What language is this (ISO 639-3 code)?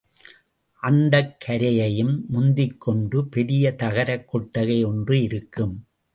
tam